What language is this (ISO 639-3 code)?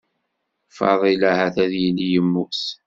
kab